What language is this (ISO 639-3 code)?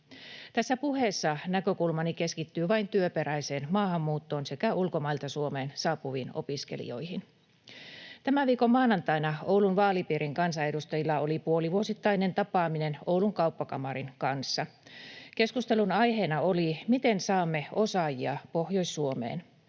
fin